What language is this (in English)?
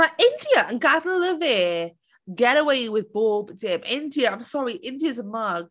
Welsh